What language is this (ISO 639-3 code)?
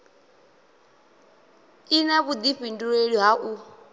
ven